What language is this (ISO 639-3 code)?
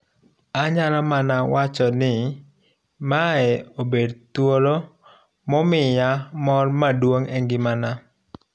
luo